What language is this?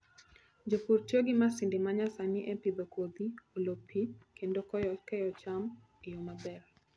Luo (Kenya and Tanzania)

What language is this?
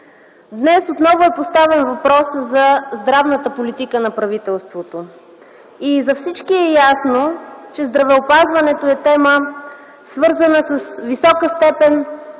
Bulgarian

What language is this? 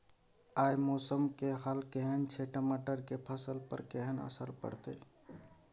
Maithili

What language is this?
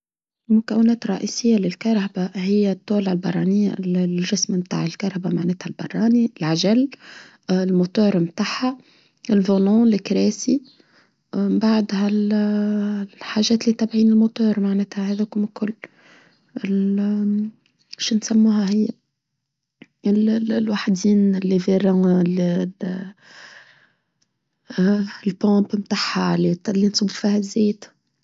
Tunisian Arabic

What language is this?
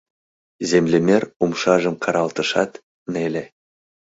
Mari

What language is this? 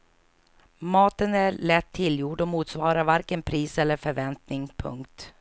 Swedish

